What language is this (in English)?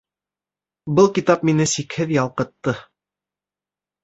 Bashkir